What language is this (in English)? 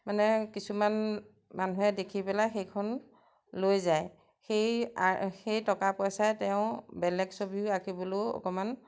Assamese